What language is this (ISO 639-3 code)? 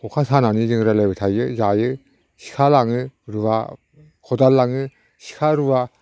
brx